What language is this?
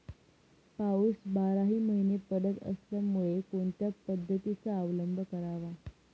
Marathi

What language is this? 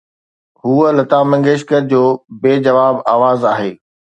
Sindhi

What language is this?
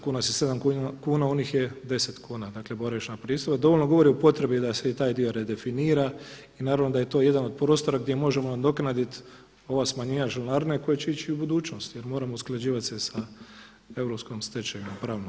Croatian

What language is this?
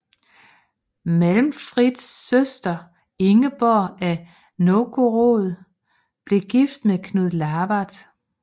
Danish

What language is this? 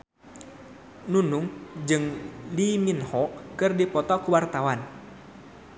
Sundanese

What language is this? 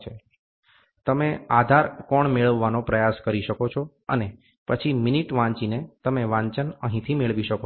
Gujarati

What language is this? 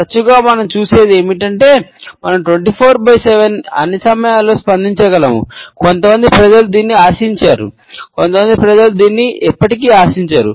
Telugu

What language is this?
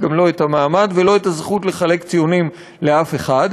Hebrew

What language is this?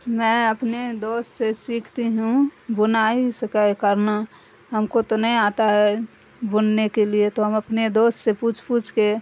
Urdu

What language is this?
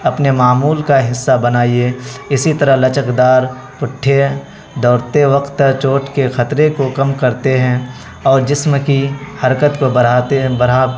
Urdu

